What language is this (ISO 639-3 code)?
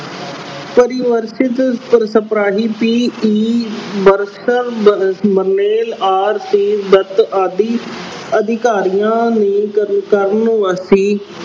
pan